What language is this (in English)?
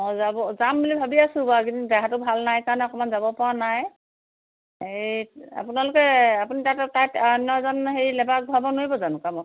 Assamese